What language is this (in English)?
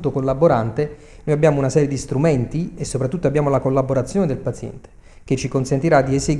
Italian